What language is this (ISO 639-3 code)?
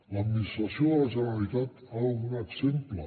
cat